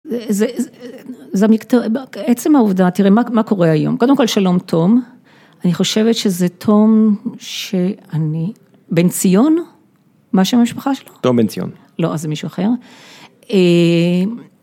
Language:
Hebrew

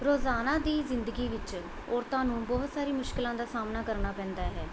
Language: Punjabi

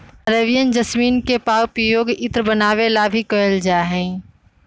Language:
Magahi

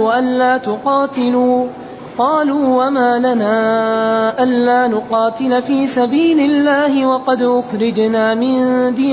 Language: Arabic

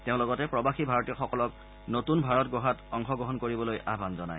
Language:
Assamese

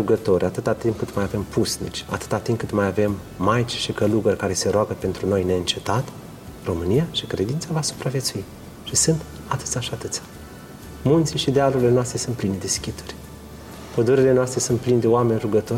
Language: Romanian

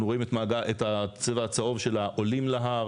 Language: Hebrew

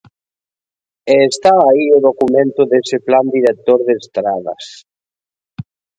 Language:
Galician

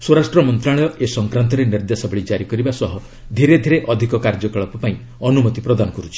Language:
Odia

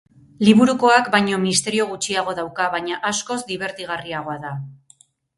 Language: Basque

